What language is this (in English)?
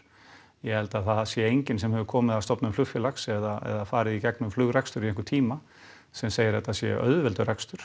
Icelandic